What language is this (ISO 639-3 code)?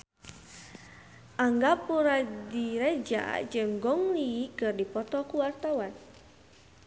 sun